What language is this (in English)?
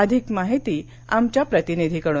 Marathi